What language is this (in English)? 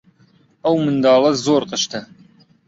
Central Kurdish